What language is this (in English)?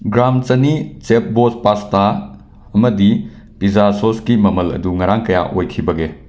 Manipuri